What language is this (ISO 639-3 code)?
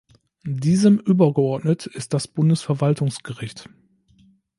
deu